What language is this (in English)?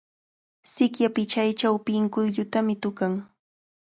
Cajatambo North Lima Quechua